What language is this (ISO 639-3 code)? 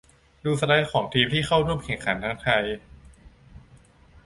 tha